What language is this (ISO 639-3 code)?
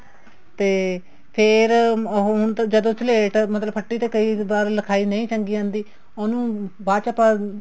pan